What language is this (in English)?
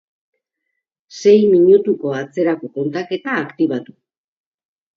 Basque